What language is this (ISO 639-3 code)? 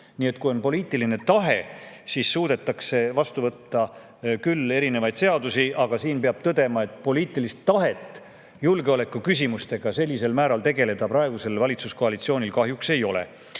est